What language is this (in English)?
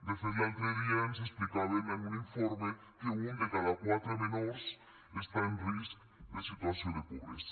Catalan